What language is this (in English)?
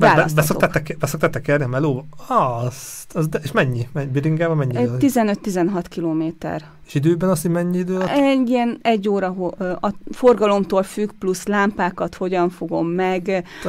Hungarian